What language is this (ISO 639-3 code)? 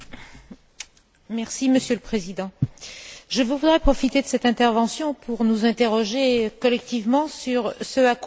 fra